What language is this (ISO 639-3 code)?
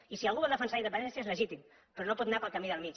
cat